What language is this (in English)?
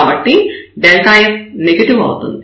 Telugu